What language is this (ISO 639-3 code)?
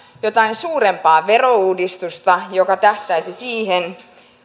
fin